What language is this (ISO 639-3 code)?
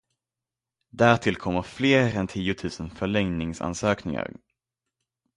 swe